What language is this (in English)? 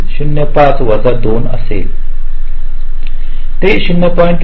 Marathi